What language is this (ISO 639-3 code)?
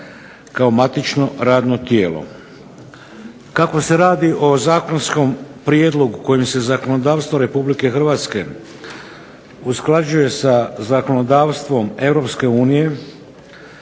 hrv